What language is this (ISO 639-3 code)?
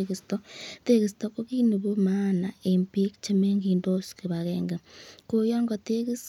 kln